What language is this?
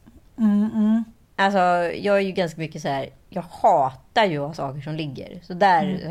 Swedish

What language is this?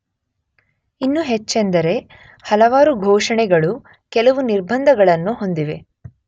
Kannada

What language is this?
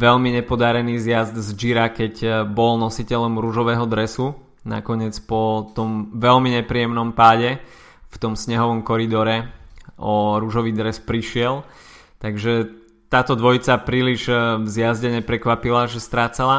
Slovak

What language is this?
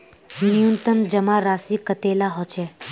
Magahi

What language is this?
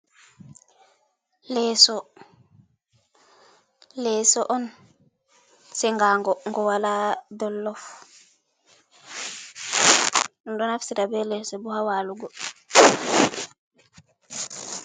Fula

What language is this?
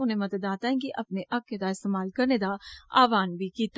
Dogri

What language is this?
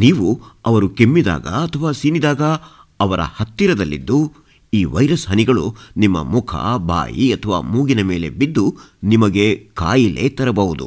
Kannada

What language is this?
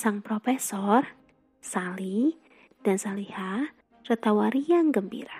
Indonesian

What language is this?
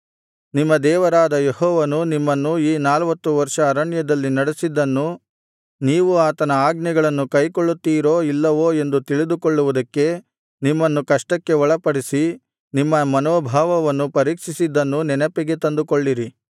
Kannada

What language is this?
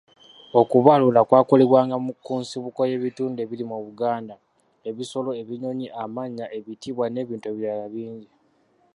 Ganda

